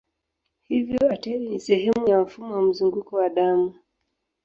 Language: Swahili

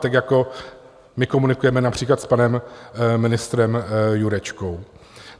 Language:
Czech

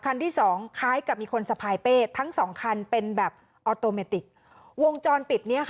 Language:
Thai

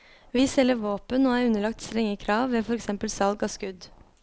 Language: Norwegian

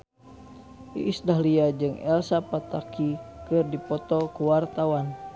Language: Sundanese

